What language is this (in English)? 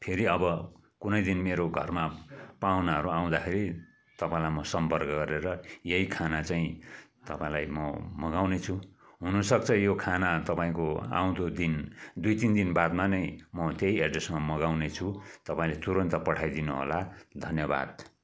Nepali